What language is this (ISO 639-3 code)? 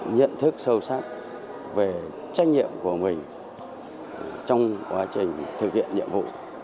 vie